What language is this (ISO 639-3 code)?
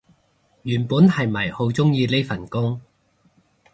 yue